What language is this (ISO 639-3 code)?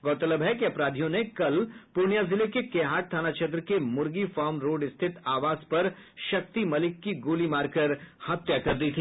hin